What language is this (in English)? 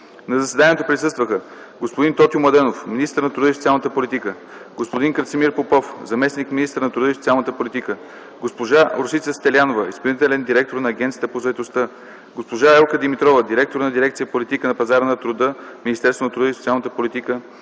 Bulgarian